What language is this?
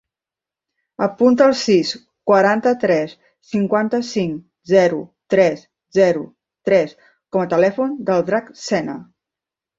Catalan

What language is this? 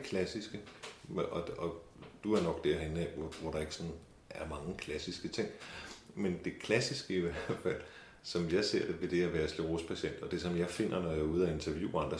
Danish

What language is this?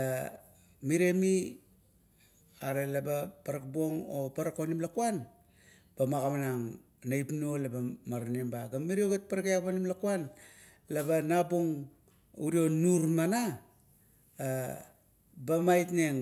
Kuot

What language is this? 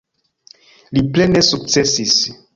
Esperanto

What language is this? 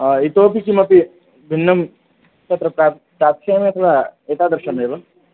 Sanskrit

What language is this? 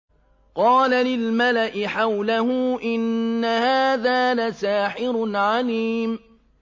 Arabic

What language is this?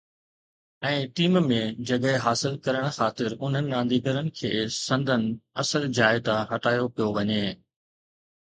Sindhi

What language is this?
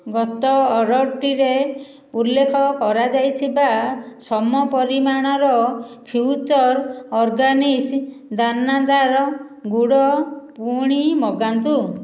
Odia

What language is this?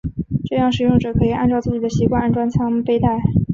Chinese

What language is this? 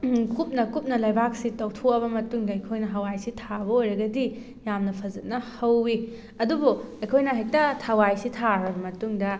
Manipuri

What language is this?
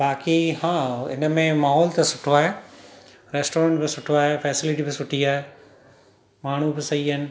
Sindhi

